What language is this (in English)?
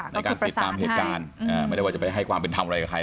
Thai